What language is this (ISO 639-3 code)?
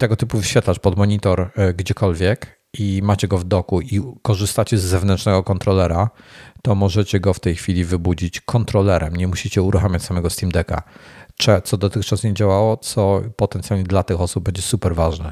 pol